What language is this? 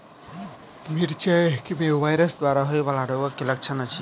Maithili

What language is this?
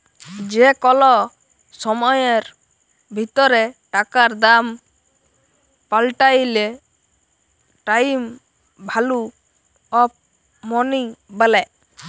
Bangla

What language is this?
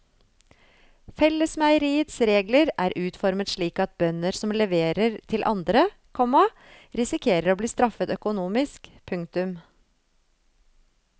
Norwegian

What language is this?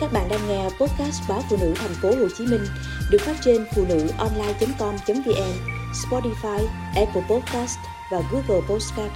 Vietnamese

